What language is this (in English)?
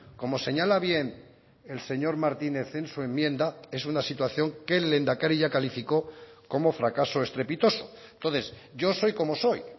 Spanish